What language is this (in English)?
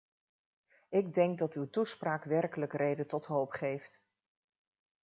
Dutch